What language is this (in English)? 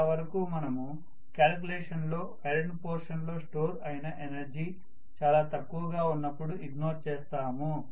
Telugu